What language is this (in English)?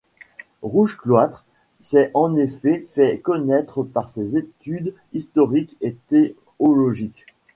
French